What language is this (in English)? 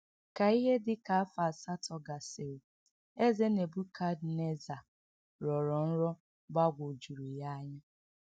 Igbo